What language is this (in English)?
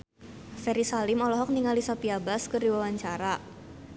Sundanese